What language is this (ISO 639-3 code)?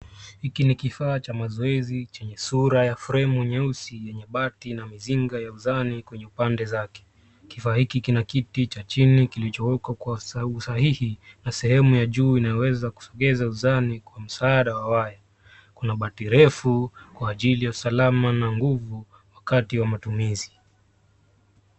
swa